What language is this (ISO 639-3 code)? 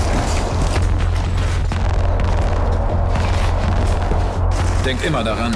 deu